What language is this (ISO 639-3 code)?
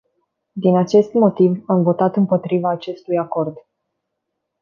ron